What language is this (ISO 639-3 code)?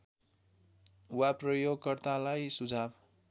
nep